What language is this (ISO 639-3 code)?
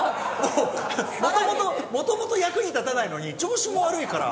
jpn